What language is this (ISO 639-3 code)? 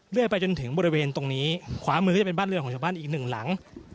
tha